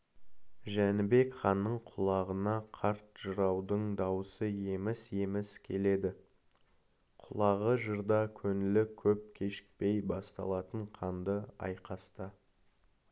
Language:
Kazakh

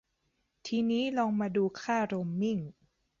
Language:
Thai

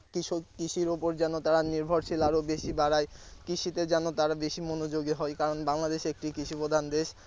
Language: Bangla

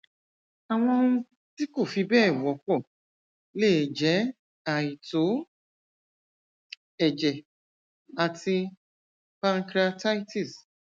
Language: Yoruba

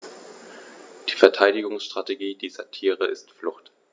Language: German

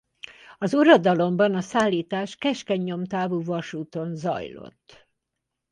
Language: Hungarian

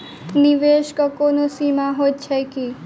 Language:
Maithili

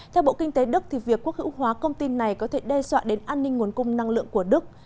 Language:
Vietnamese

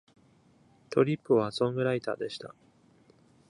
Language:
Japanese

